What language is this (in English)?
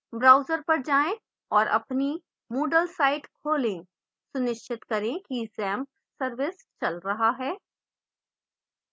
Hindi